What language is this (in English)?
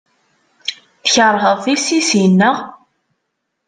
Kabyle